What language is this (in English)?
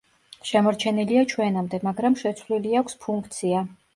Georgian